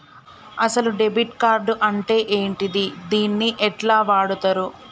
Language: Telugu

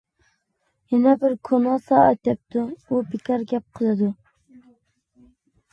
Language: Uyghur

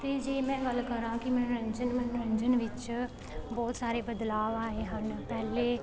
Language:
Punjabi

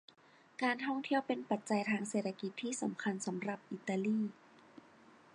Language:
Thai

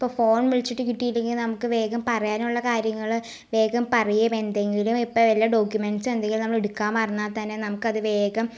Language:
Malayalam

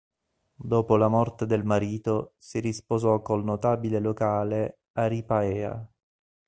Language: Italian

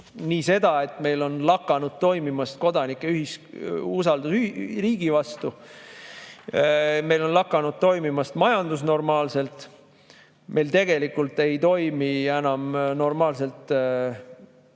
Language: Estonian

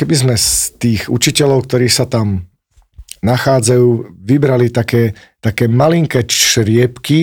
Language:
Slovak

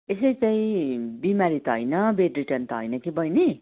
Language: Nepali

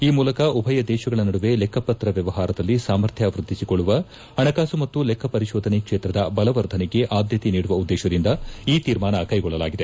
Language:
Kannada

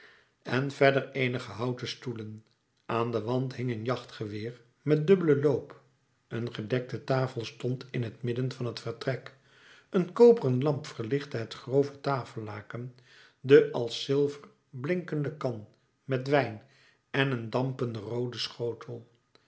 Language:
Dutch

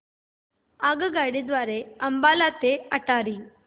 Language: Marathi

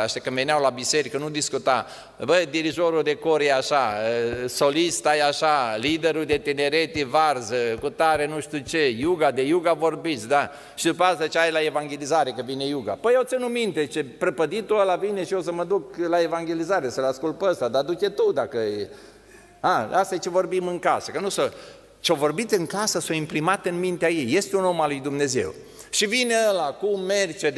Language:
Romanian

